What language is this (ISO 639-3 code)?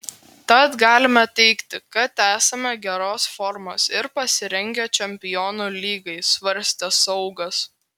lit